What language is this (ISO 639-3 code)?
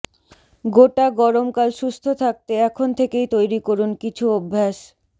ben